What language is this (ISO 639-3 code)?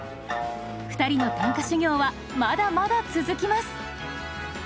jpn